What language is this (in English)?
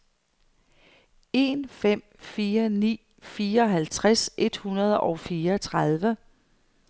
Danish